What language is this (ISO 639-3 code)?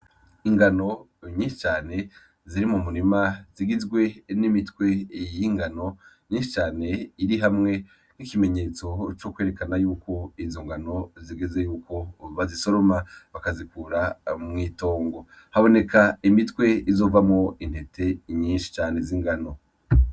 run